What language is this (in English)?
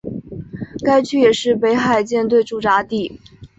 Chinese